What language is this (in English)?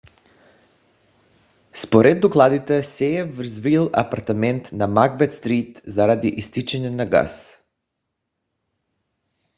Bulgarian